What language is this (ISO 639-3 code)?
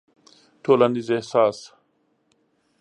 pus